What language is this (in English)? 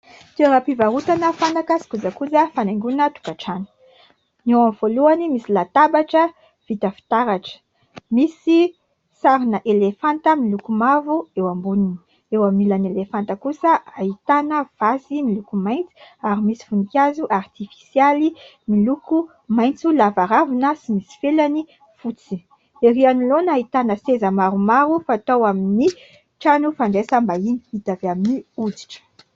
Malagasy